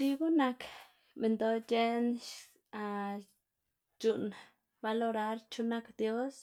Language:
Xanaguía Zapotec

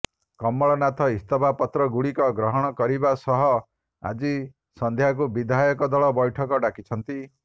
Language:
Odia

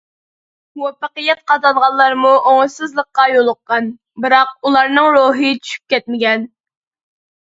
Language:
Uyghur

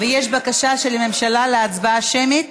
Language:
Hebrew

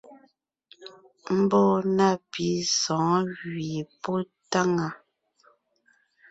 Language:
Ngiemboon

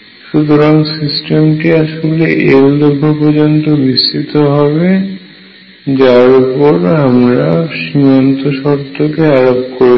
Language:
Bangla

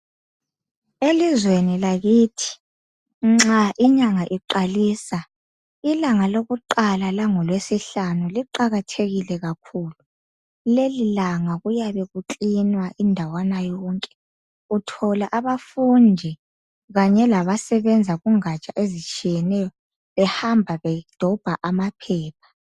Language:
North Ndebele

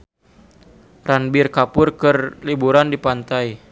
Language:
Sundanese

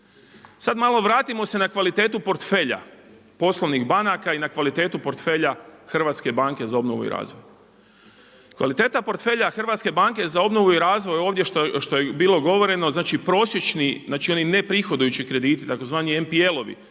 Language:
Croatian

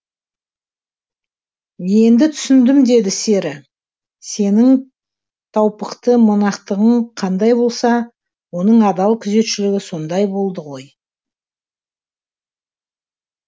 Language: Kazakh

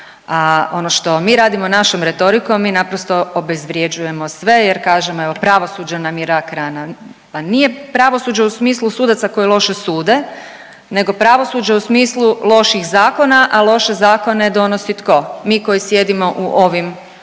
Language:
Croatian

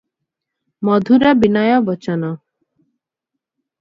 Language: Odia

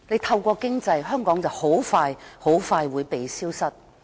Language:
Cantonese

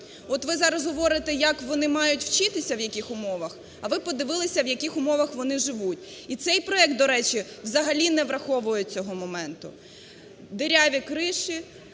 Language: Ukrainian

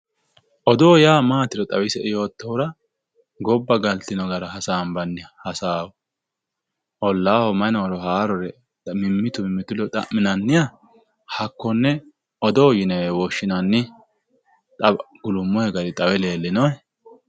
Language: Sidamo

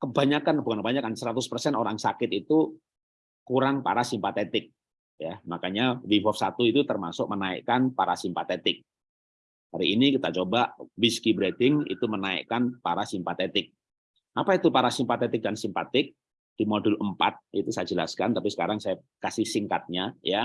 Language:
Indonesian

